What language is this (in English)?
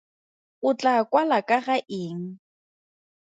Tswana